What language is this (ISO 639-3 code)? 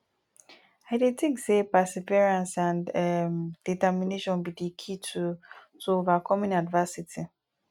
pcm